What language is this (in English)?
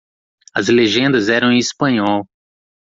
Portuguese